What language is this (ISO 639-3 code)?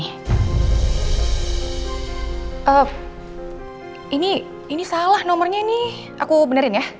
ind